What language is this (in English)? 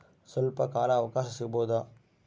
Kannada